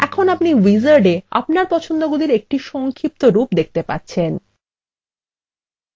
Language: Bangla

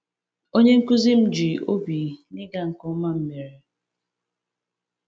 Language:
Igbo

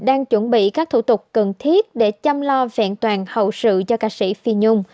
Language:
Vietnamese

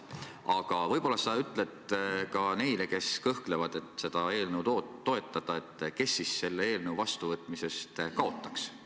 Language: Estonian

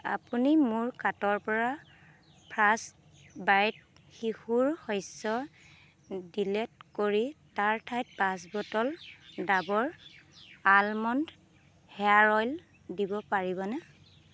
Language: Assamese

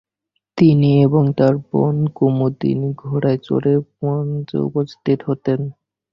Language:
Bangla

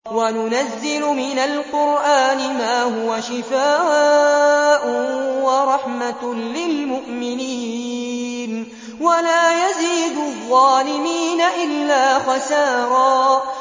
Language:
Arabic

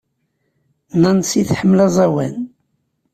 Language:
Kabyle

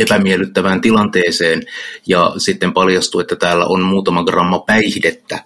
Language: Finnish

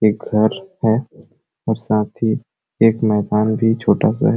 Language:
Sadri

